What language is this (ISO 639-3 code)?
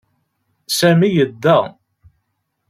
kab